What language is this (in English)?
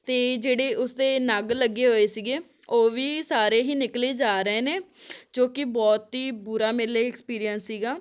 Punjabi